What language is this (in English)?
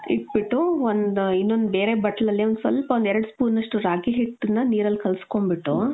Kannada